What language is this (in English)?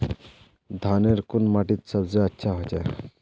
Magahi